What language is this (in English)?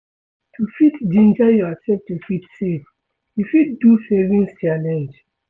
Nigerian Pidgin